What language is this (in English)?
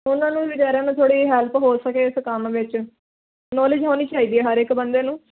Punjabi